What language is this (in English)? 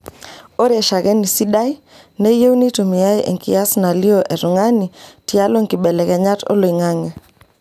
Masai